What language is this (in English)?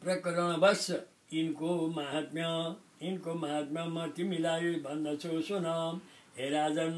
Turkish